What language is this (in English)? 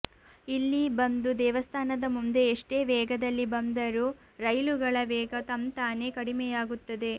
Kannada